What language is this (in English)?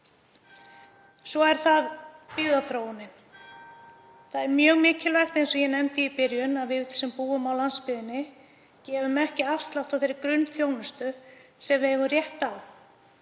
Icelandic